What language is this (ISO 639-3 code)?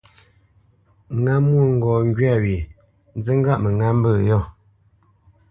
bce